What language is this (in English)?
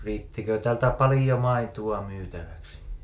Finnish